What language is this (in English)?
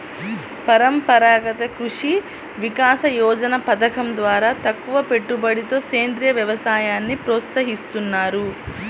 Telugu